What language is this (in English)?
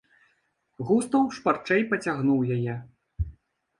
Belarusian